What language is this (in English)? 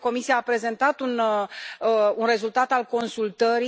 Romanian